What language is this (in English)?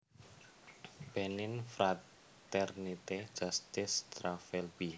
Javanese